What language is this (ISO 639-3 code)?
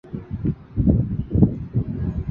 zho